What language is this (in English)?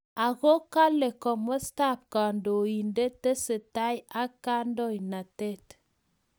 Kalenjin